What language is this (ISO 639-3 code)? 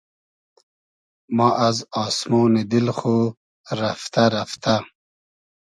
haz